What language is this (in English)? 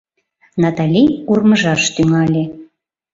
Mari